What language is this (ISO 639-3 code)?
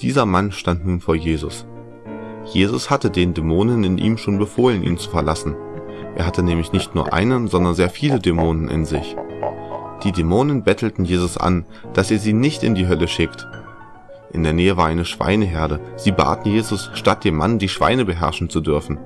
deu